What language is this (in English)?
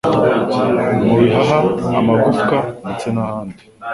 Kinyarwanda